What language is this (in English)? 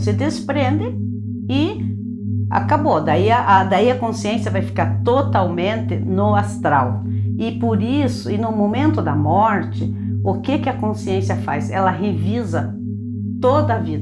Portuguese